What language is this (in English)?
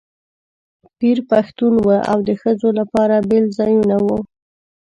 Pashto